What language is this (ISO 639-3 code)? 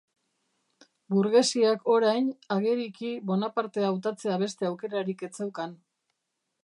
eus